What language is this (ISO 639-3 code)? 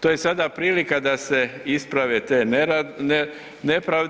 hrv